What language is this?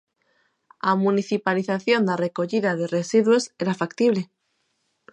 Galician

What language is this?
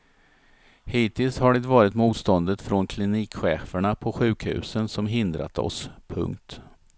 Swedish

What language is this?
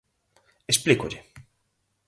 Galician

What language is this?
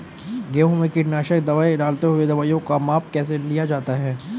Hindi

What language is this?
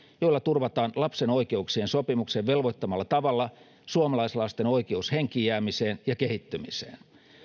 Finnish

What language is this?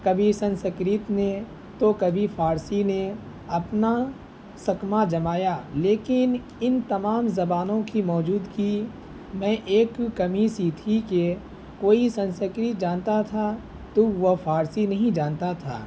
Urdu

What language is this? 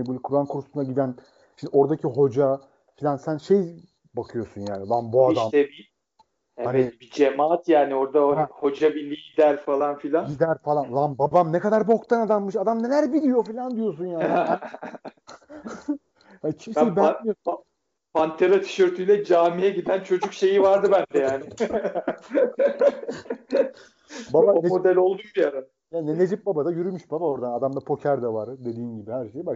Turkish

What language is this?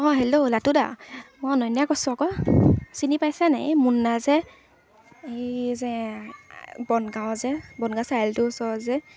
Assamese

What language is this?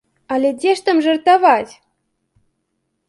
Belarusian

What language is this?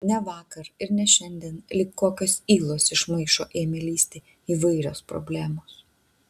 Lithuanian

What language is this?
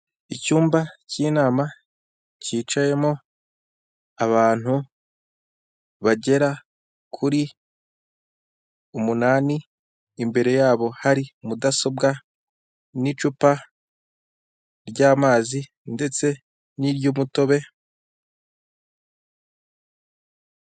Kinyarwanda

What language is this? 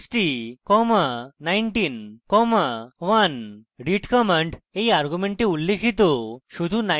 Bangla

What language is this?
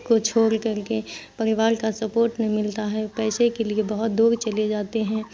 Urdu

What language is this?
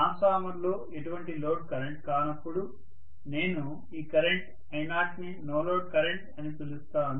Telugu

